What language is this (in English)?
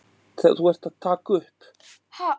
Icelandic